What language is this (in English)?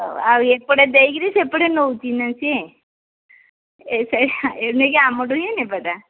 Odia